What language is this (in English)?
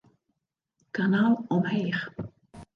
Western Frisian